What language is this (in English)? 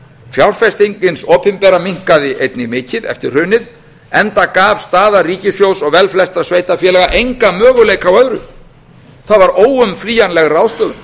Icelandic